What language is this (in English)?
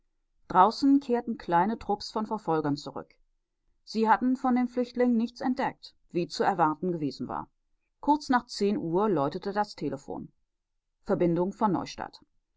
German